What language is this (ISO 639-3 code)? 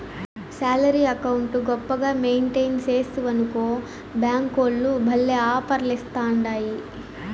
tel